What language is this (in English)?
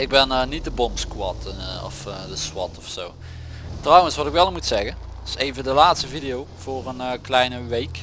Dutch